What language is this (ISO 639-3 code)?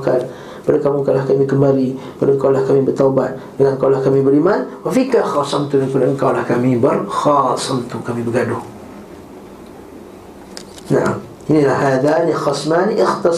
msa